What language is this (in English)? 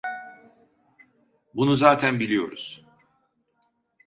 Turkish